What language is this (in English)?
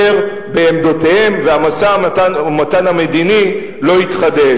Hebrew